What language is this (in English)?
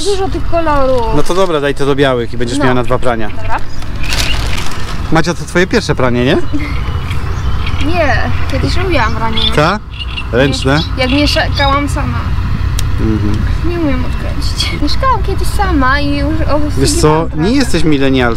Polish